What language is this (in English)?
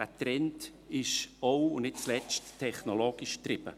Swiss German